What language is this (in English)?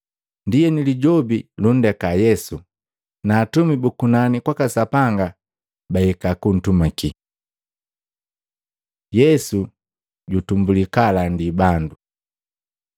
Matengo